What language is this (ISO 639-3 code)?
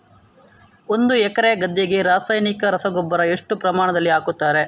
kan